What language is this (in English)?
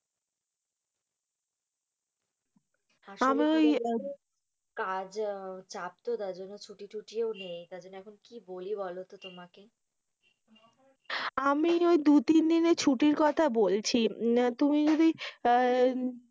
Bangla